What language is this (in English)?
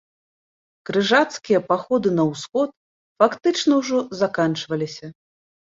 Belarusian